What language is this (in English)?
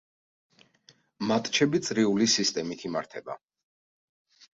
Georgian